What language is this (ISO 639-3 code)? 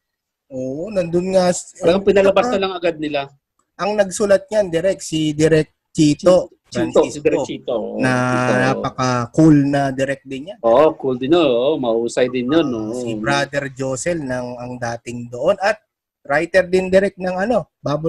fil